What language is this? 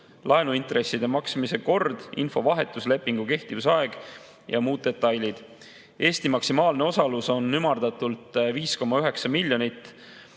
Estonian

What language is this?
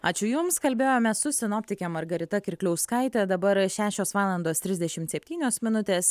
Lithuanian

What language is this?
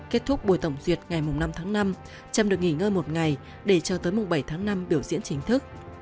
Vietnamese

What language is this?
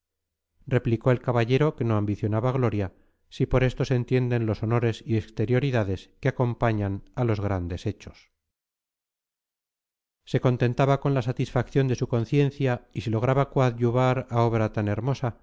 Spanish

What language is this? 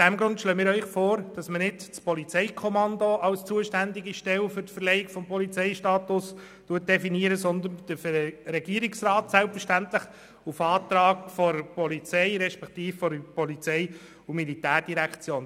Swiss German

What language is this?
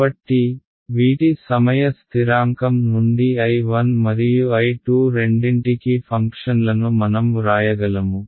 Telugu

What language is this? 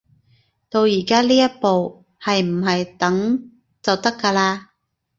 Cantonese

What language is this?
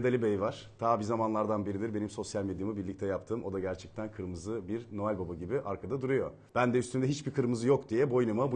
Turkish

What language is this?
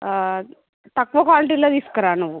Telugu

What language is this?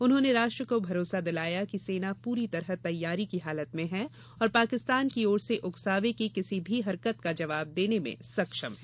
Hindi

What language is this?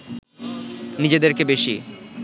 Bangla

